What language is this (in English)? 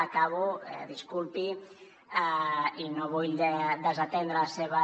Catalan